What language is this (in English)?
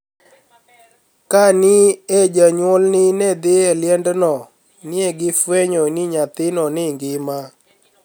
Luo (Kenya and Tanzania)